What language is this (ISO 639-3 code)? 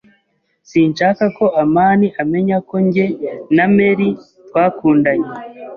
kin